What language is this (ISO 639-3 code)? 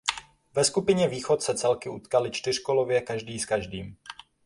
ces